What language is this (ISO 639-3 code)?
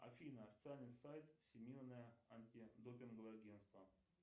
rus